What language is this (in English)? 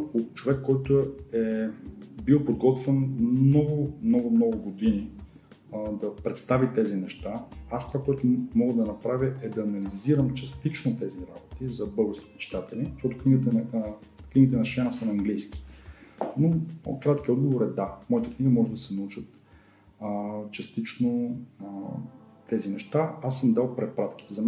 Bulgarian